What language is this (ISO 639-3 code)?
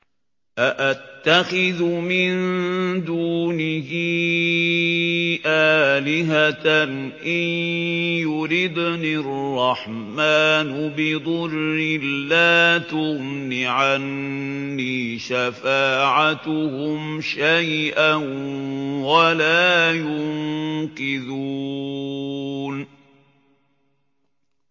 ara